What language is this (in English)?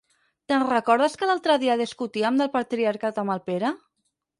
Catalan